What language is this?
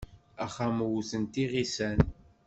Kabyle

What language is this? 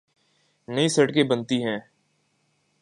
Urdu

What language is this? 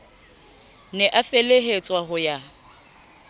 Southern Sotho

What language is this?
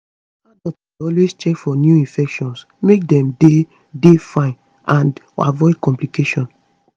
Nigerian Pidgin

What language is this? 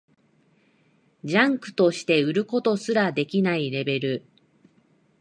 Japanese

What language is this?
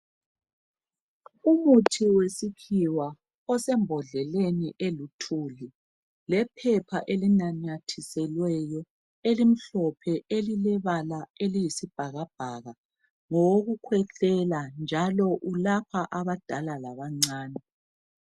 North Ndebele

